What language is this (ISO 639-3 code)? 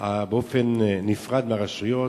heb